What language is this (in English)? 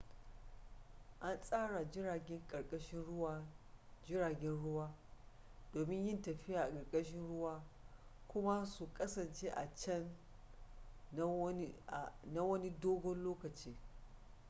Hausa